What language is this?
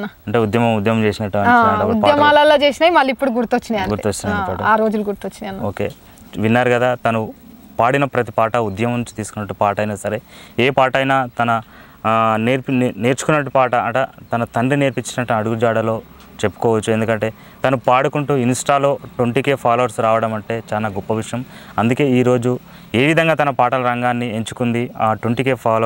Telugu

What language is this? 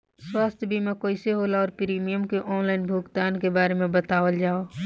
Bhojpuri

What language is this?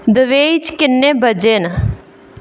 Dogri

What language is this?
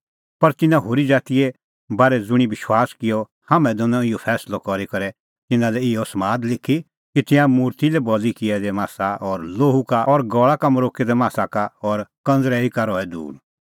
Kullu Pahari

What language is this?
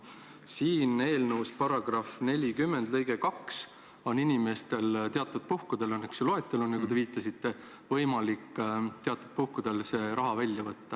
Estonian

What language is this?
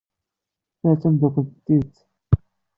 Kabyle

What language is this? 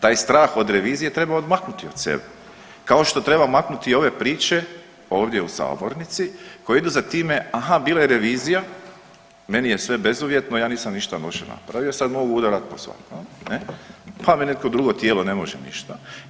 Croatian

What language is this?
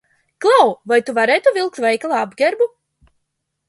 Latvian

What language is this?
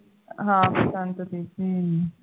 Punjabi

